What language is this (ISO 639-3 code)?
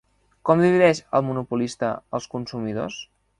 cat